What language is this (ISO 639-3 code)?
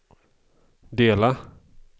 swe